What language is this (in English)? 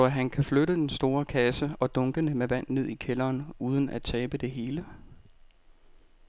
Danish